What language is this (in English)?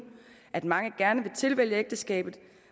Danish